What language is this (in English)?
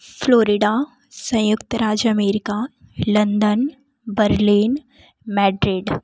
Hindi